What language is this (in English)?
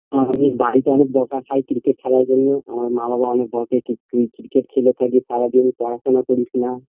Bangla